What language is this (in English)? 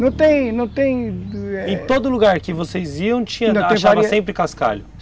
Portuguese